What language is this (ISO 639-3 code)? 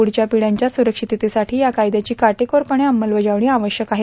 mar